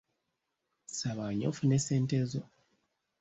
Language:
Ganda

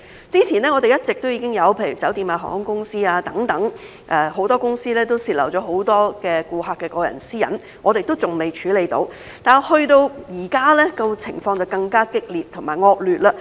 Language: Cantonese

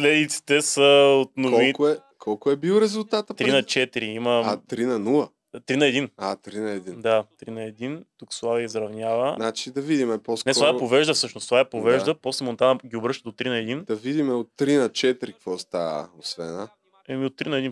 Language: Bulgarian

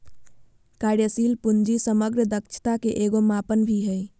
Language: Magahi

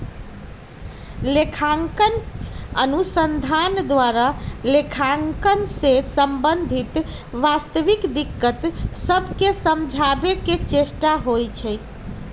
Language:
Magahi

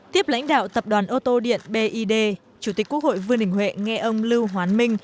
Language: Vietnamese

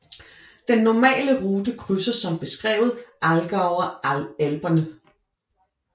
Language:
Danish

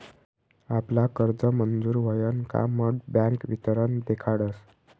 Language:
Marathi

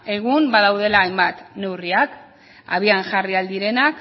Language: Basque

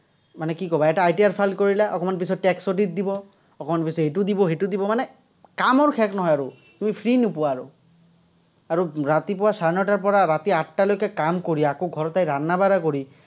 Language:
Assamese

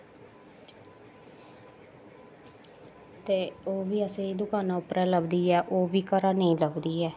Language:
Dogri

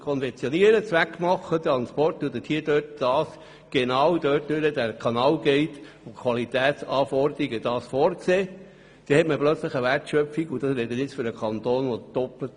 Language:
Swiss German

